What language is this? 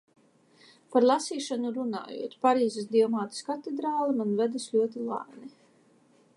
Latvian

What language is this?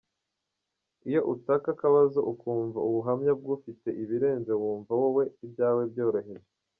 Kinyarwanda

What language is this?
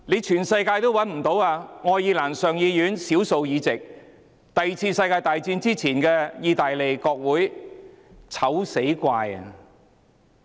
Cantonese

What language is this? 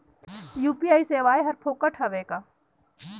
Chhattisgarhi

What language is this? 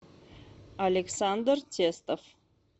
Russian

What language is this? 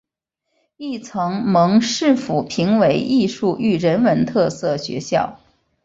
Chinese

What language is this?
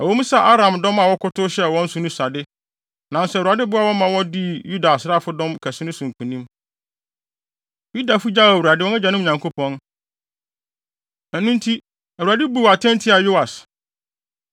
Akan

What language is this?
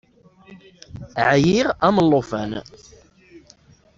Kabyle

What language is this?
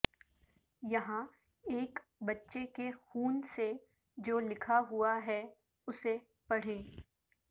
Urdu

